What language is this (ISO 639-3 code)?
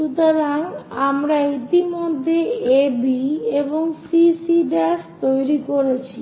ben